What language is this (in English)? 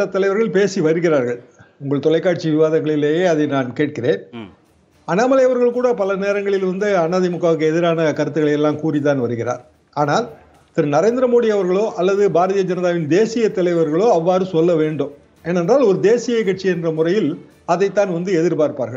Tamil